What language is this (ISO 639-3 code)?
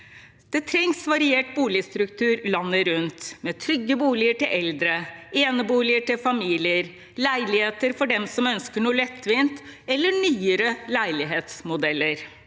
nor